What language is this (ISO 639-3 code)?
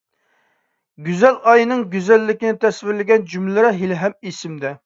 uig